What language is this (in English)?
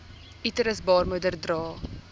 Afrikaans